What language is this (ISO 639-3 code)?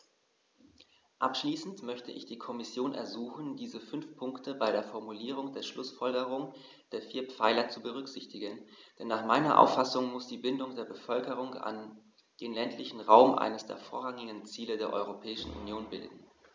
deu